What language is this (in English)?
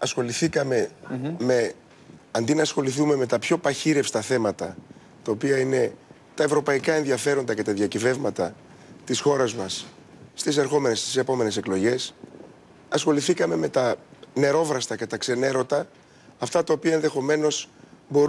Greek